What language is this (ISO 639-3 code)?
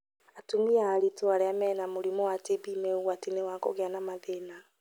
kik